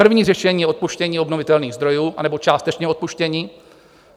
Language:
Czech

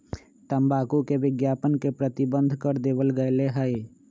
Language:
Magahi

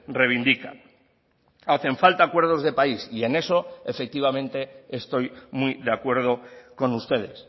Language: Spanish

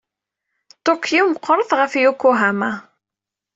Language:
Kabyle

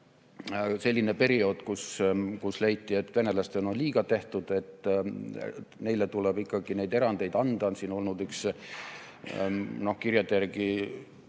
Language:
Estonian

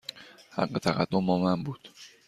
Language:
Persian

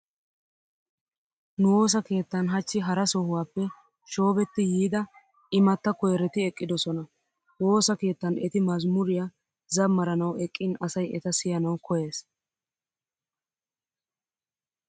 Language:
Wolaytta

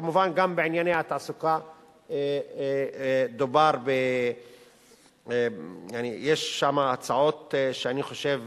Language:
Hebrew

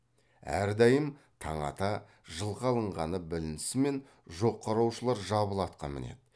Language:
Kazakh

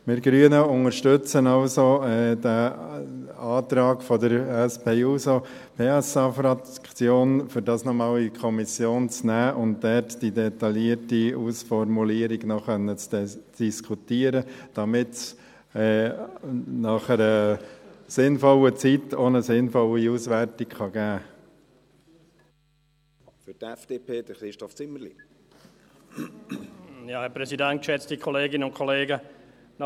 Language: Swiss German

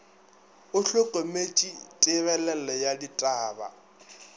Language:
Northern Sotho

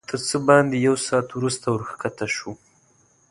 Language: Pashto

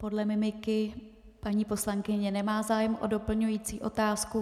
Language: Czech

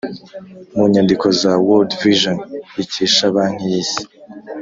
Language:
Kinyarwanda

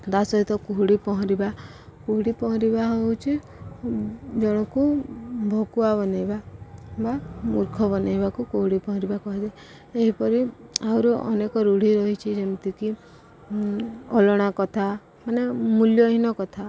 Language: Odia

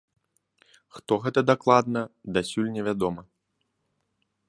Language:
Belarusian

